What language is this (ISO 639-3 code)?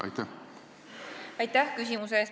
est